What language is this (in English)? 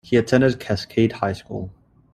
English